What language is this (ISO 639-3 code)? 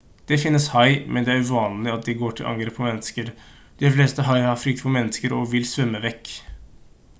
nob